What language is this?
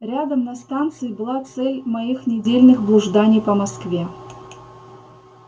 Russian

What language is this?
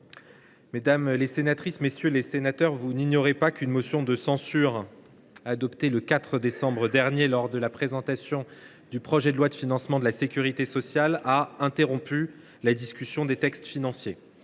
French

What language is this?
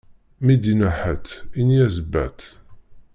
Kabyle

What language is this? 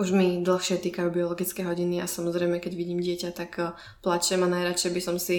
Czech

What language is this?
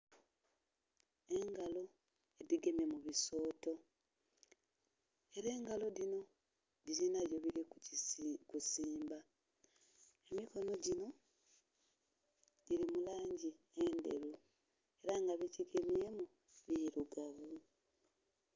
Soga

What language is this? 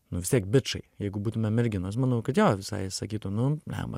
Lithuanian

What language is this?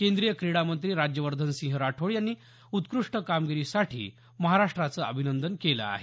Marathi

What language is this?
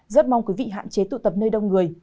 Vietnamese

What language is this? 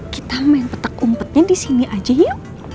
Indonesian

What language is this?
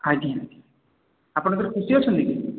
Odia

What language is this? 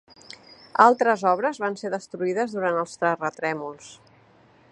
Catalan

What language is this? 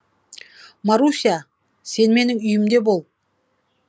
Kazakh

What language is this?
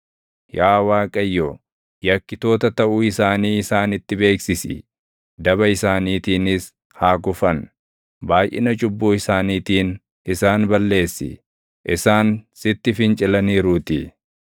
Oromo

